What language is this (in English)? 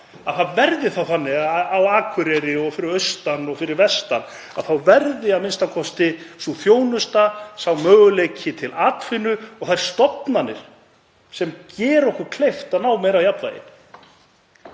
Icelandic